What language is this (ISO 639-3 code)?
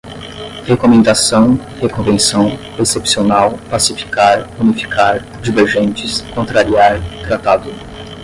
por